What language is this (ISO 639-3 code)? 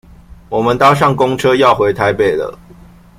zho